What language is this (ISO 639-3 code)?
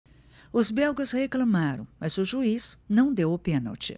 por